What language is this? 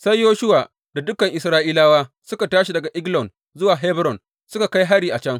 Hausa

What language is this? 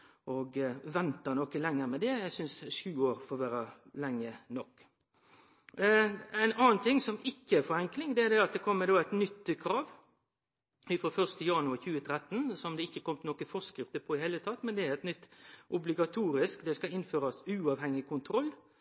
Norwegian Nynorsk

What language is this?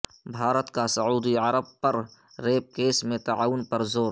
Urdu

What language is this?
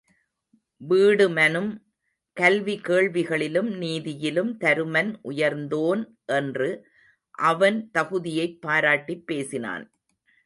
Tamil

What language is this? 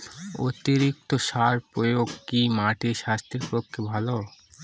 Bangla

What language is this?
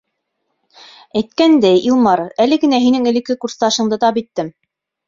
Bashkir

